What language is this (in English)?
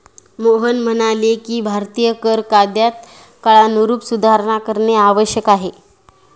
Marathi